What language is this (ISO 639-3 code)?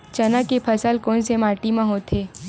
hne